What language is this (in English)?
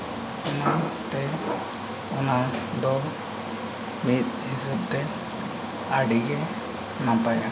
Santali